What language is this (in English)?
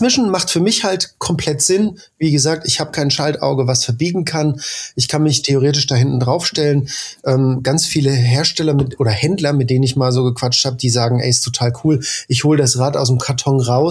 German